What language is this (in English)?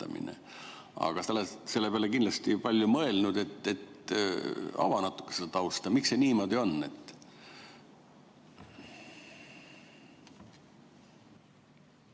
Estonian